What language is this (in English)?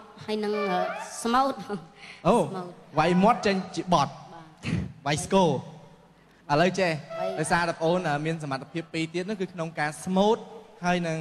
Thai